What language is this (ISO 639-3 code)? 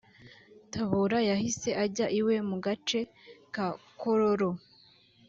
kin